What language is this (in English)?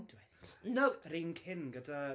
Welsh